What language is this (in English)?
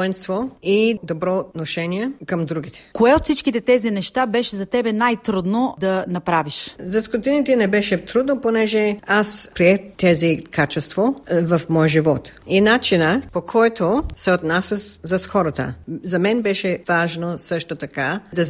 Bulgarian